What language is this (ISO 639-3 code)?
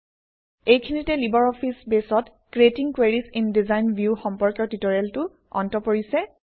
asm